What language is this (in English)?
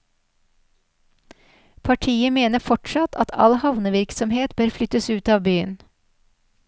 Norwegian